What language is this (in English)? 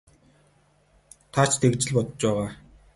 Mongolian